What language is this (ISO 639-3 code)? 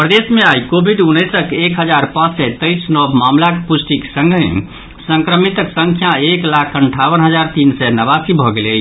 mai